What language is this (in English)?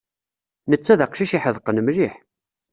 Kabyle